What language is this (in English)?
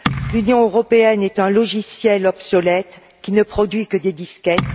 French